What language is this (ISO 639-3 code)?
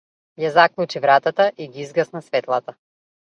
mkd